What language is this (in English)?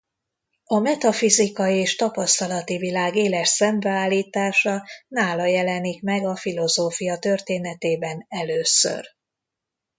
Hungarian